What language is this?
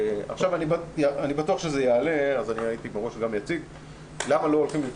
Hebrew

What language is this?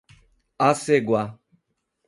Portuguese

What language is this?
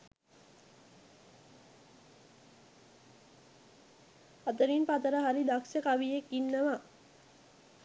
Sinhala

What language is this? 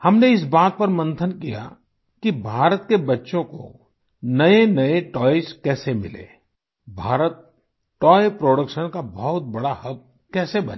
Hindi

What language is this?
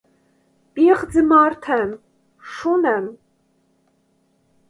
Armenian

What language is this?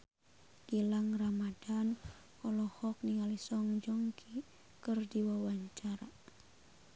Sundanese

